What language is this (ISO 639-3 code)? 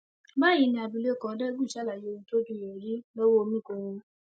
yor